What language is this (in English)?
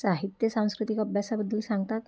Marathi